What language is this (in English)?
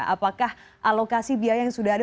Indonesian